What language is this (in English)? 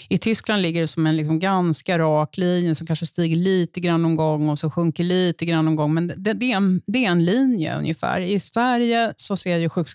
Swedish